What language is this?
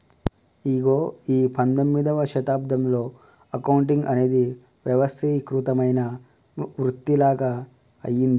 Telugu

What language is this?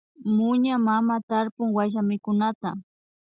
Imbabura Highland Quichua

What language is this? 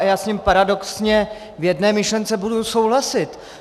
Czech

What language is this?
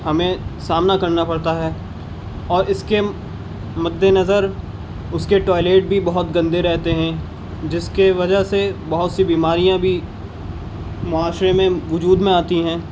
Urdu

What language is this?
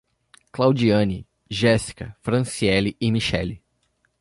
Portuguese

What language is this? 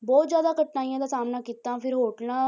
Punjabi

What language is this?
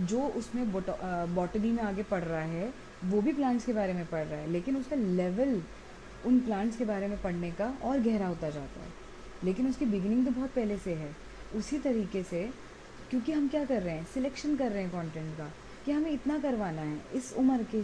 Hindi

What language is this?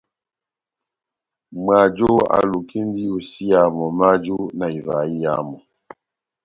Batanga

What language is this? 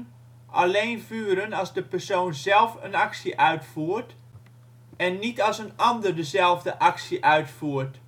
Dutch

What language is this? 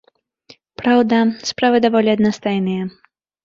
Belarusian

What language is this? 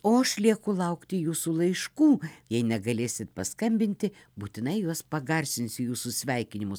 Lithuanian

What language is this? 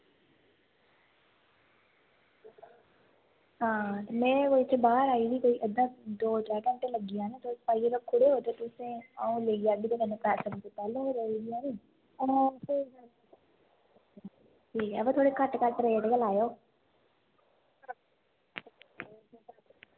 Dogri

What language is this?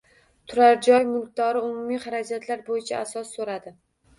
Uzbek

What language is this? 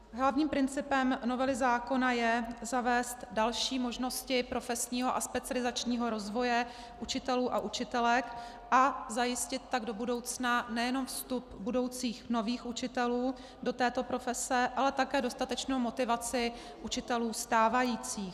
Czech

